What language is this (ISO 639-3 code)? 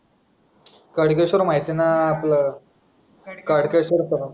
mar